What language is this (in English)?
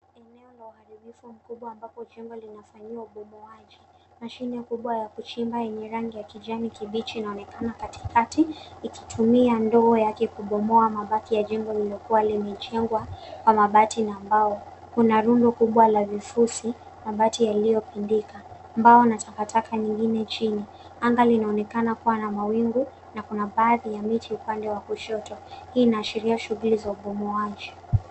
Swahili